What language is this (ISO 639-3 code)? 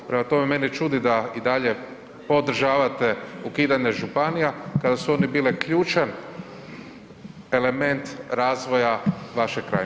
hrv